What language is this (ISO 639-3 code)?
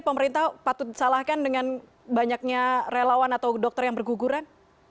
ind